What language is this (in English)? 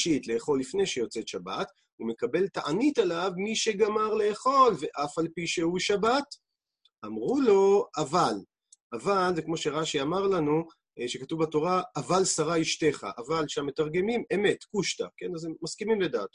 Hebrew